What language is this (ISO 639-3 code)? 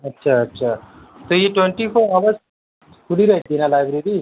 urd